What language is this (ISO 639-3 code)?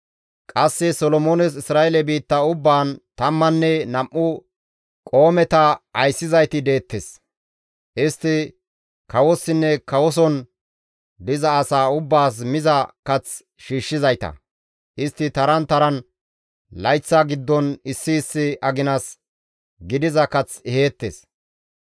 gmv